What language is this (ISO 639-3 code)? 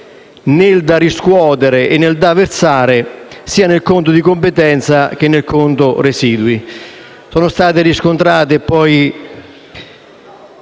ita